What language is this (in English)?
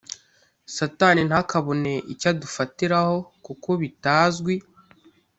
Kinyarwanda